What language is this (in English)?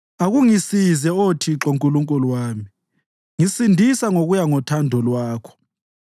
North Ndebele